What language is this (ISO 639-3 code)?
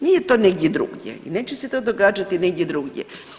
hrv